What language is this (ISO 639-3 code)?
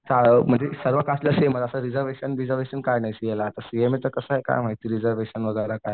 mar